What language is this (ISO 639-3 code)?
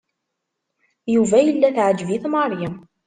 kab